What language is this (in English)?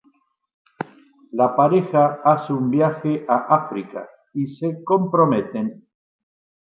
Spanish